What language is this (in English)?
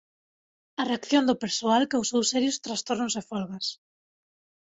Galician